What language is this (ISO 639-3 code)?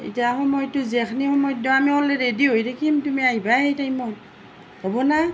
asm